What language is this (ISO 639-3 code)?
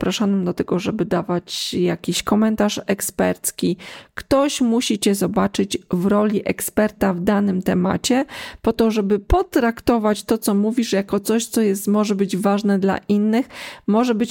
pol